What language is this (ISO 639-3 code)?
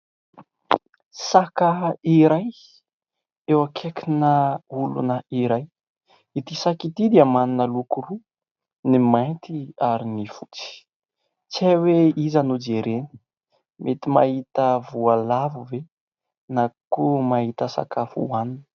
mlg